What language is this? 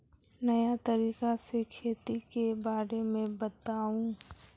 Magahi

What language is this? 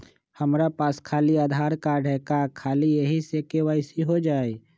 Magahi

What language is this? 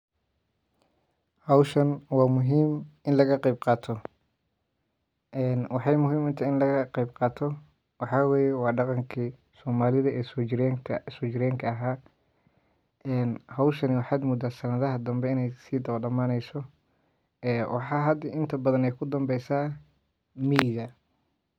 Somali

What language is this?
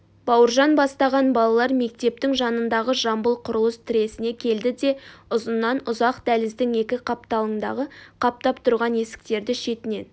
Kazakh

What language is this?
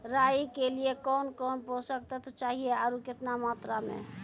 Maithili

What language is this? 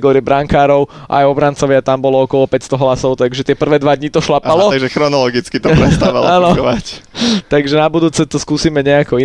Slovak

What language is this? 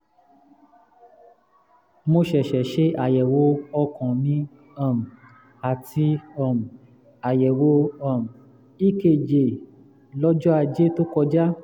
Yoruba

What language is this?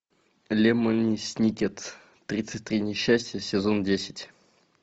Russian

